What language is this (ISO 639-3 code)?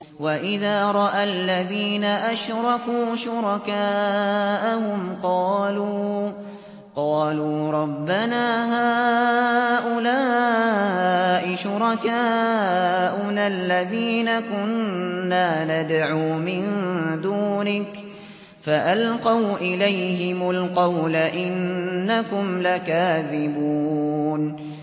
ara